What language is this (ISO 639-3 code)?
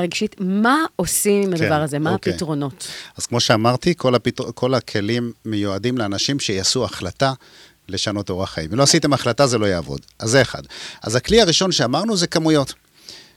heb